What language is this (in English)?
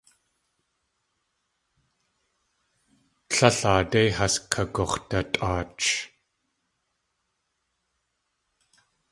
Tlingit